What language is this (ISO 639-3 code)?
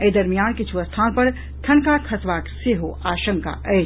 mai